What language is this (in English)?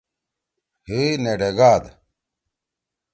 Torwali